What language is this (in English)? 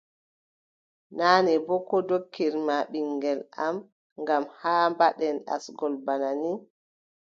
Adamawa Fulfulde